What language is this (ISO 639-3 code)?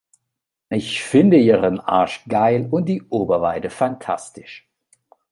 deu